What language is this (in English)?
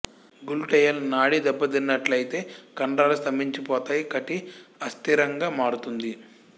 Telugu